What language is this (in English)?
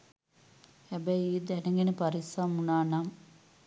Sinhala